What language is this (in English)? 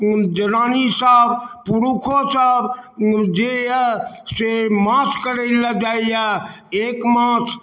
Maithili